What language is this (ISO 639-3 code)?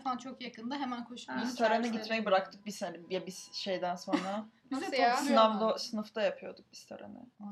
tur